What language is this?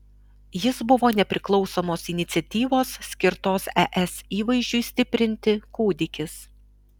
Lithuanian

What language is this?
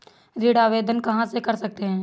Hindi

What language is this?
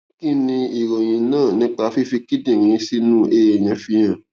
Yoruba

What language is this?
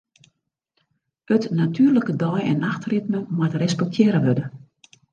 Western Frisian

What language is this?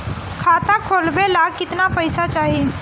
Bhojpuri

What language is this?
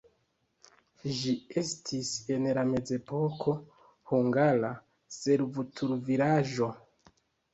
Esperanto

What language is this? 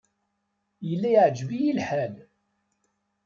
Kabyle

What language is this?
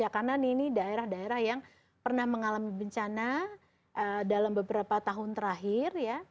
Indonesian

